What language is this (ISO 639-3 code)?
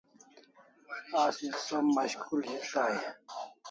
kls